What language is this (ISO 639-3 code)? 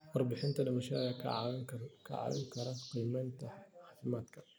som